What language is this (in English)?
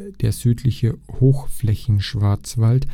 German